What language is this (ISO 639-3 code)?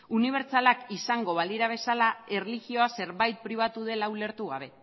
eus